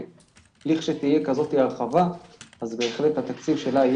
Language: Hebrew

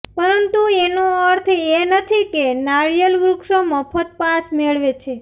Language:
Gujarati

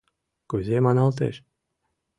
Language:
Mari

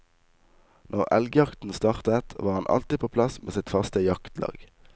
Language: Norwegian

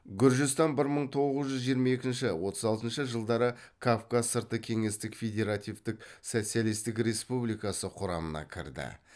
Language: Kazakh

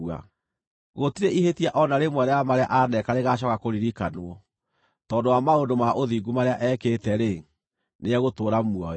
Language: Kikuyu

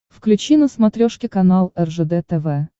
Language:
Russian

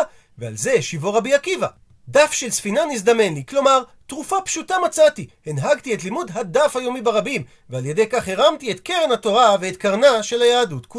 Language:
Hebrew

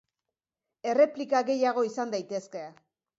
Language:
Basque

